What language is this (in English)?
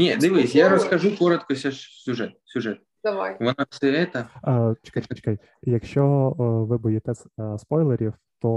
Ukrainian